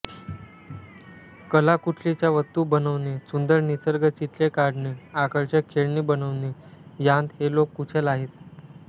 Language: Marathi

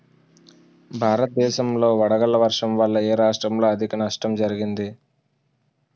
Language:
Telugu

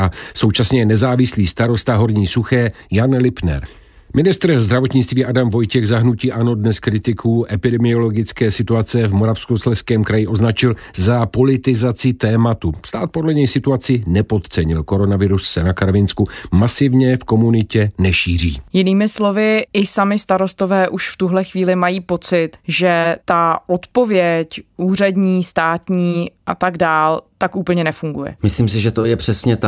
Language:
Czech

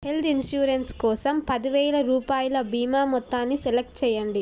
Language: Telugu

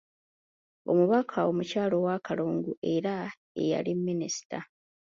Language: Ganda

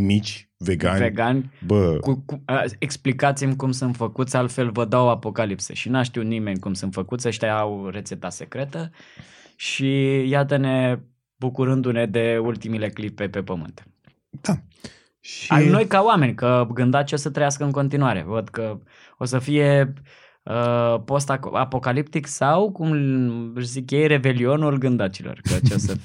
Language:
Romanian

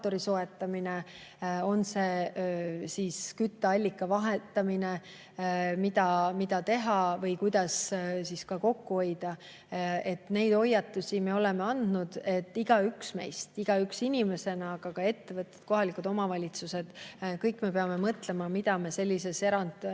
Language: Estonian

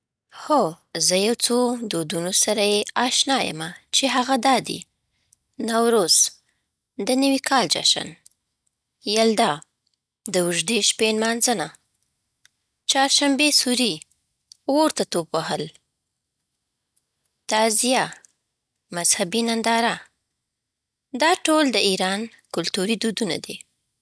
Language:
Southern Pashto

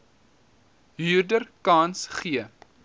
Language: Afrikaans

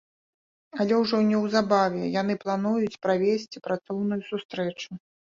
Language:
Belarusian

